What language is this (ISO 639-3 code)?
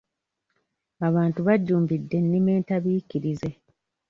lug